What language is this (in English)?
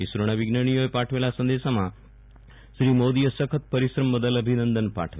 Gujarati